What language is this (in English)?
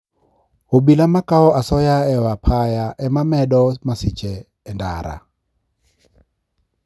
Luo (Kenya and Tanzania)